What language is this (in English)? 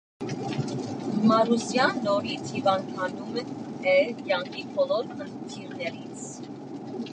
Armenian